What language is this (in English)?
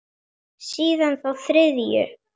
Icelandic